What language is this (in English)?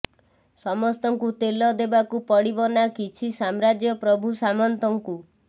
Odia